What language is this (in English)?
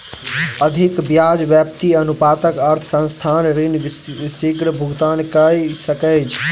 Maithili